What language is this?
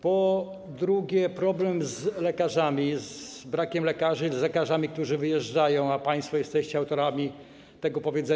Polish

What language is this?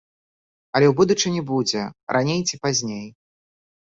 Belarusian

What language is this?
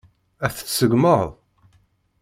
Kabyle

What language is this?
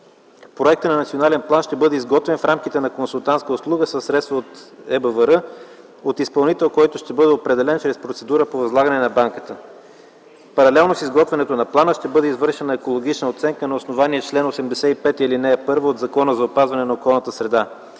Bulgarian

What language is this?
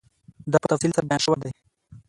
Pashto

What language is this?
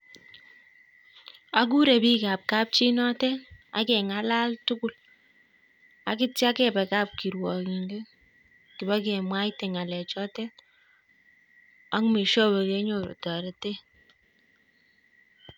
Kalenjin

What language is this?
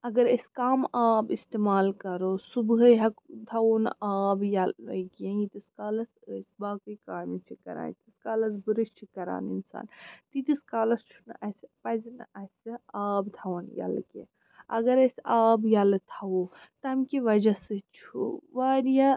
Kashmiri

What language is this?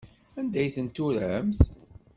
Kabyle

